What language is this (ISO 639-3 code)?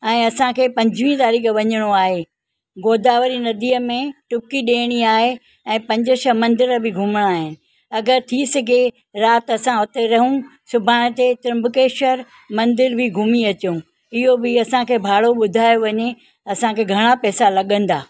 snd